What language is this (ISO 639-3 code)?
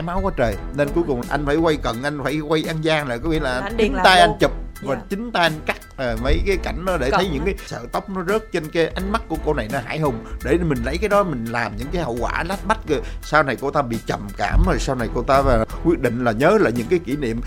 vie